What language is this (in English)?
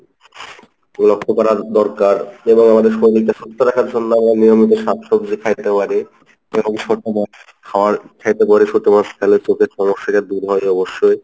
Bangla